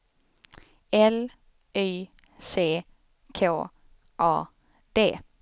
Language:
Swedish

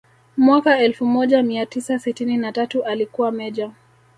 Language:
Swahili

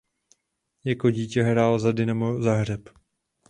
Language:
Czech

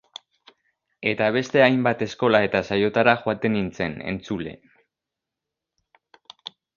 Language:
Basque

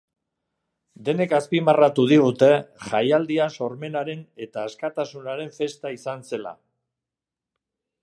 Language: Basque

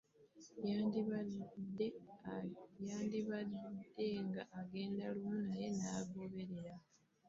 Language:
Ganda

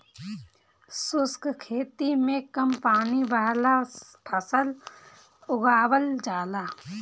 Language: Bhojpuri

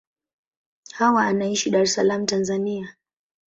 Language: Swahili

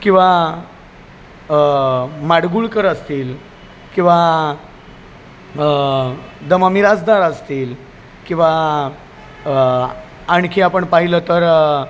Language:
Marathi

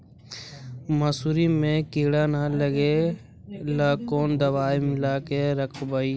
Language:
Magahi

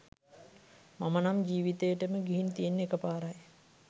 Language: Sinhala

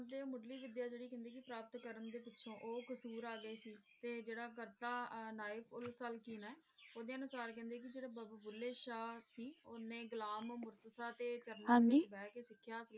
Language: Punjabi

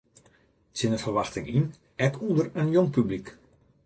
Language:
Western Frisian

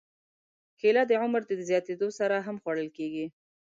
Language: Pashto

